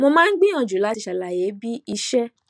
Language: Yoruba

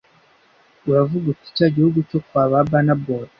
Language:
Kinyarwanda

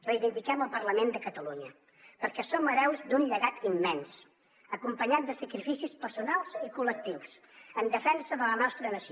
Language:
Catalan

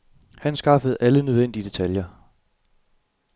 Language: Danish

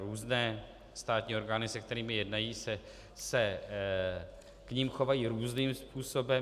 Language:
Czech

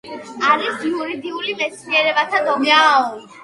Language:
Georgian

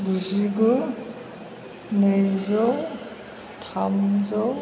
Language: Bodo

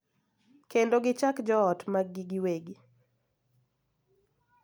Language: Luo (Kenya and Tanzania)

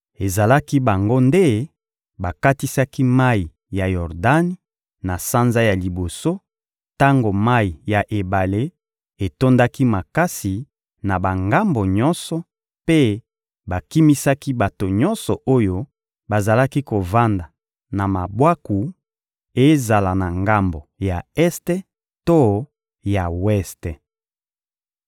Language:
Lingala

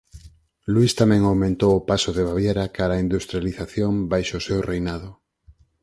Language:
Galician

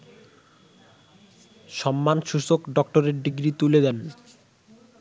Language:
Bangla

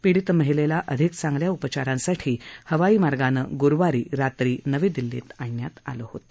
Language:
Marathi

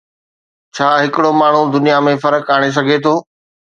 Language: Sindhi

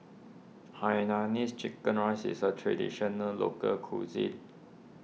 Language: English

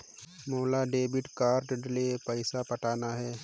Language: Chhattisgarhi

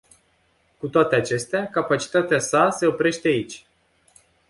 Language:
Romanian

